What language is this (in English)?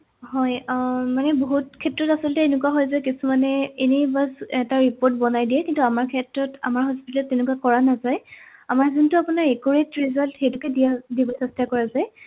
Assamese